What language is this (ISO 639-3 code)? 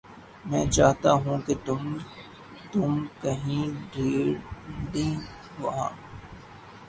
urd